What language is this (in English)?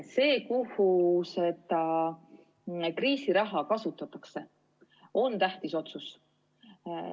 Estonian